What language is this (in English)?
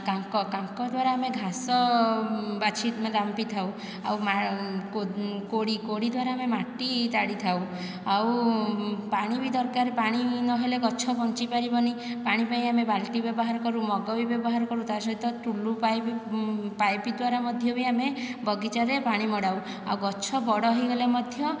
Odia